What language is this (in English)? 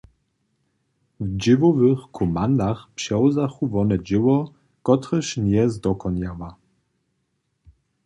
Upper Sorbian